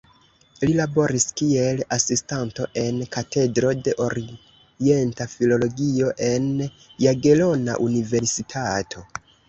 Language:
Esperanto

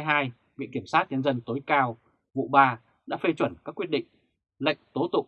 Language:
Vietnamese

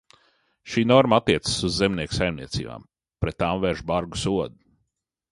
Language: Latvian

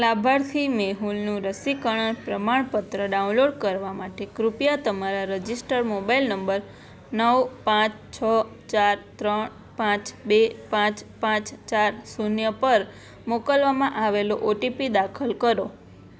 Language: Gujarati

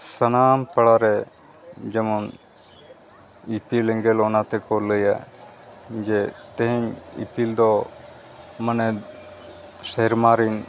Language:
Santali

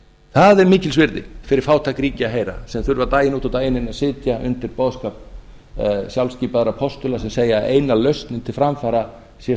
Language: Icelandic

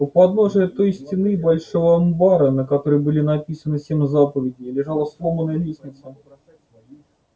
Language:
Russian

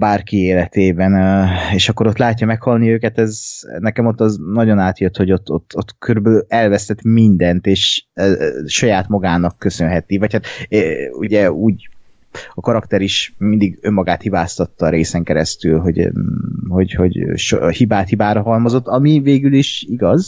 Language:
Hungarian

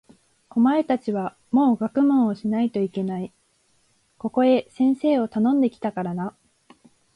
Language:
Japanese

